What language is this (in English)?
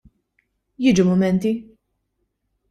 Maltese